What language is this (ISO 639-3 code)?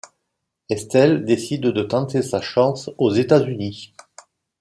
fra